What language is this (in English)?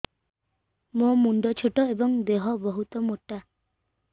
Odia